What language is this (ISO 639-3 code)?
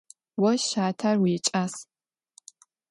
ady